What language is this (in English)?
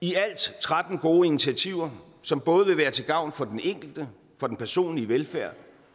Danish